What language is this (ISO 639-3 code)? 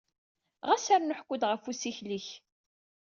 kab